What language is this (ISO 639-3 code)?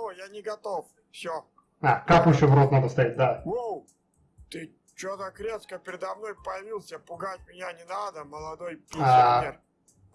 rus